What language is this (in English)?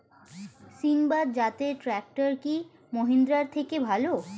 Bangla